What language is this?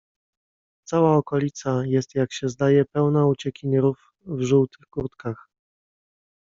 Polish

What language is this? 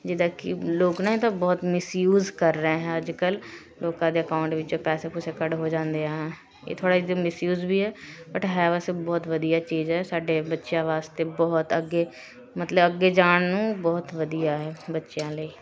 Punjabi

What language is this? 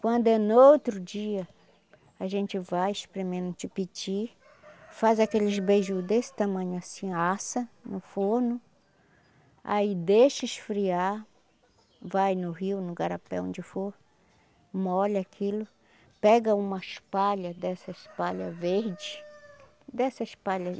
Portuguese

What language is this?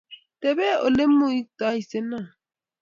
Kalenjin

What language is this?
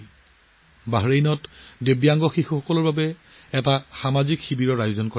Assamese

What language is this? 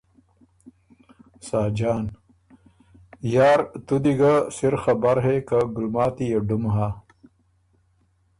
Ormuri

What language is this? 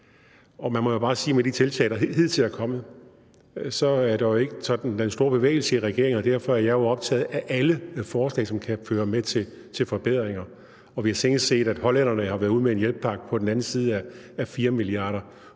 Danish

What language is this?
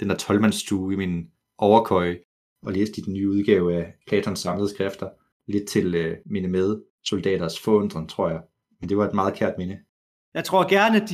Danish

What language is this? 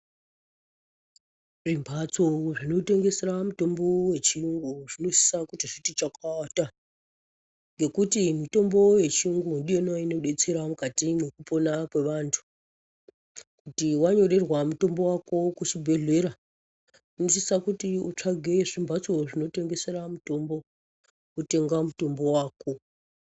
Ndau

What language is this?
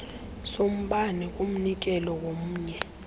Xhosa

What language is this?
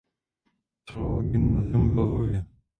Czech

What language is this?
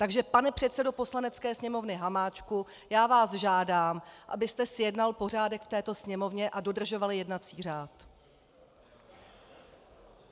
Czech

